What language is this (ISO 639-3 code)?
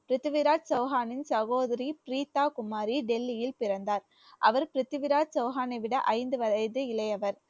tam